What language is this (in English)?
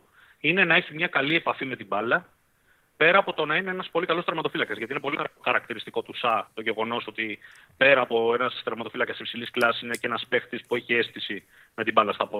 Greek